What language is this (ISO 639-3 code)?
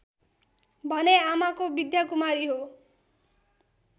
nep